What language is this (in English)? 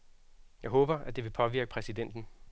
Danish